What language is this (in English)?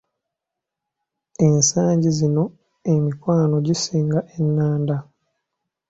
Ganda